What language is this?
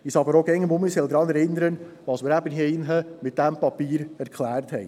Swiss German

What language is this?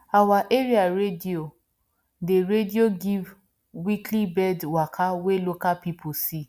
Nigerian Pidgin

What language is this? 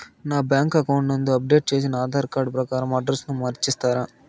Telugu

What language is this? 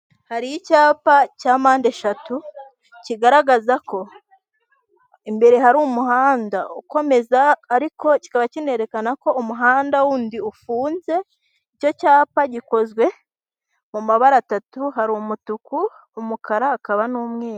Kinyarwanda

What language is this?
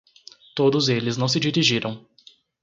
Portuguese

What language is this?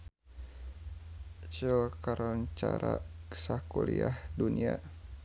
Sundanese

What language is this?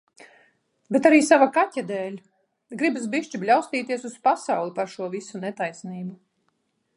Latvian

